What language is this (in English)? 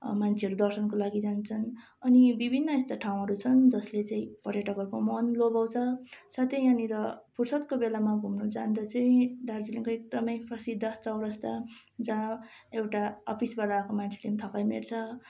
Nepali